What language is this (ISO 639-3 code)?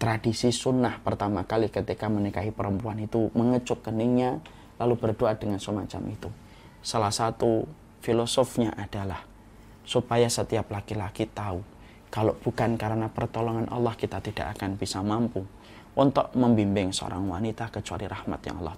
ind